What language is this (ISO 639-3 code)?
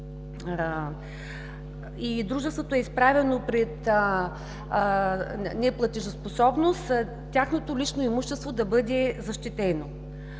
bul